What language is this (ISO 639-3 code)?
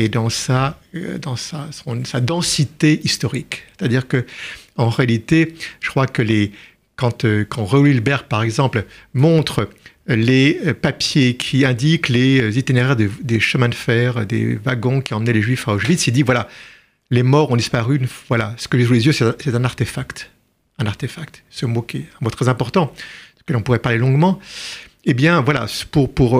fra